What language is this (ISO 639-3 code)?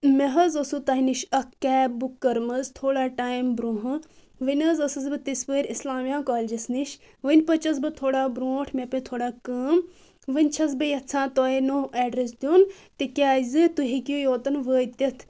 kas